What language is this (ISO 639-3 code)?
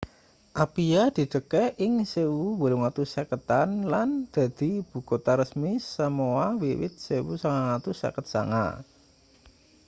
jav